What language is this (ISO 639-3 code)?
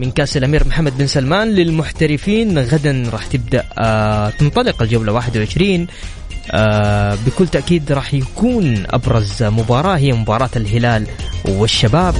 ara